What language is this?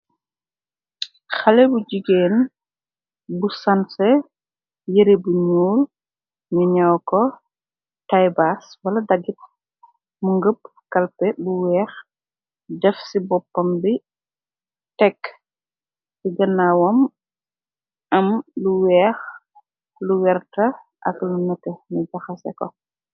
Wolof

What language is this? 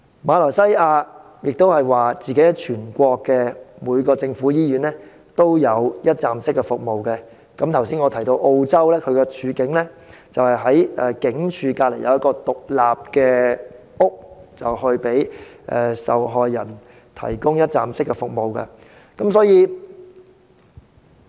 Cantonese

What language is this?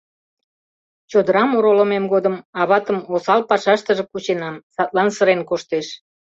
Mari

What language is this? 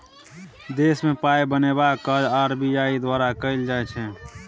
Maithili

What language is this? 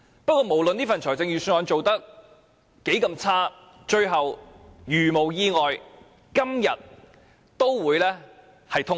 Cantonese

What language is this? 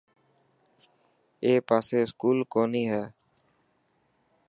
Dhatki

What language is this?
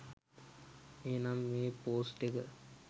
Sinhala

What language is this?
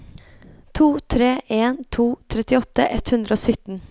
Norwegian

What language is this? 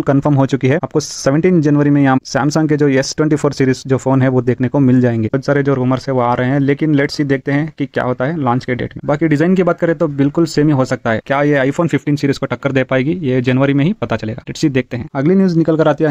Hindi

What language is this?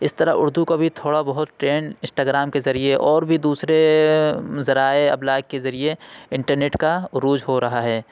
Urdu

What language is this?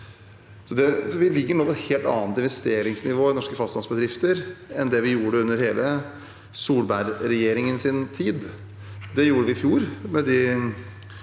Norwegian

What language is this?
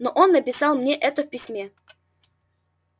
Russian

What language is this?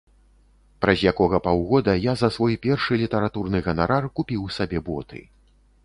Belarusian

